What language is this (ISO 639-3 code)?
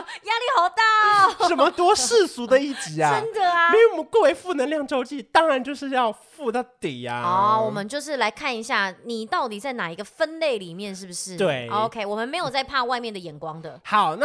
zho